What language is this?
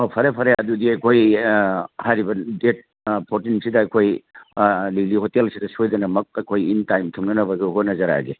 Manipuri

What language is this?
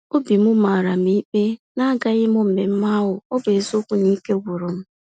Igbo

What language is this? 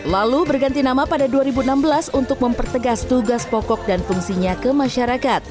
Indonesian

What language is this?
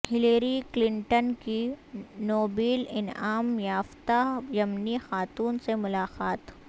Urdu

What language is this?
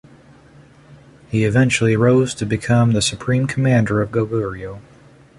English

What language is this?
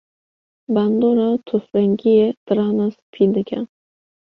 Kurdish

